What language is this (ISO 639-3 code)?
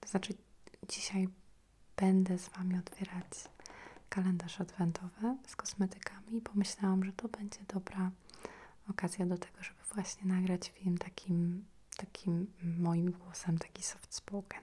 pol